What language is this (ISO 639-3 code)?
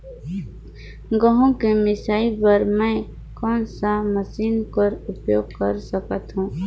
hne